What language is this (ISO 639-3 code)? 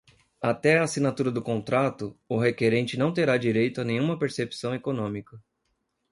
por